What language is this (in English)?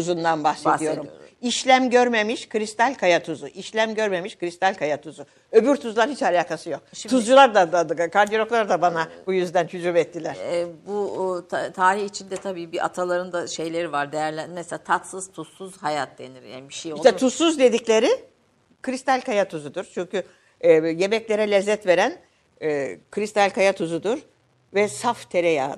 Turkish